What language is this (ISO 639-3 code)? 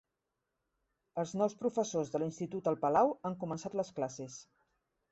cat